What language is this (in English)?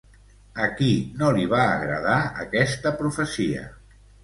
Catalan